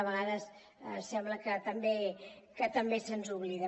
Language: Catalan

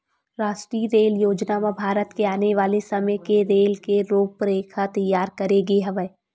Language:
Chhattisgarhi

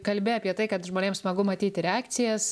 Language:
Lithuanian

